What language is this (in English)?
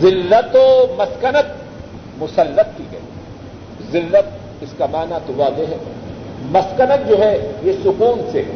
Urdu